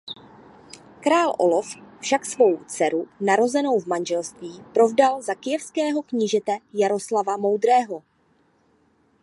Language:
Czech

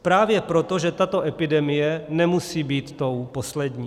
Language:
Czech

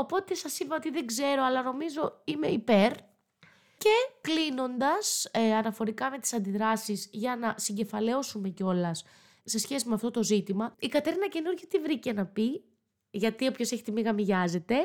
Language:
Greek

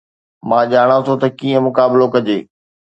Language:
Sindhi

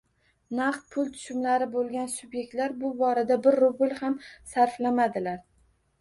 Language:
Uzbek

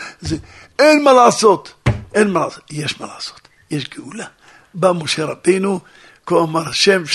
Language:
Hebrew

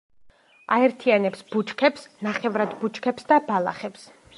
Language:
Georgian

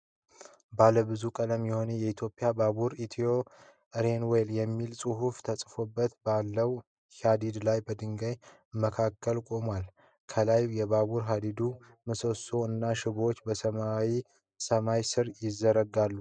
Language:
Amharic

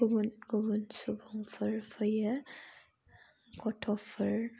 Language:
Bodo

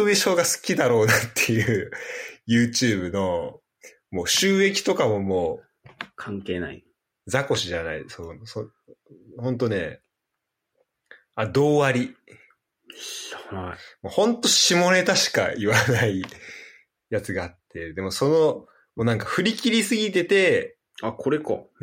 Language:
Japanese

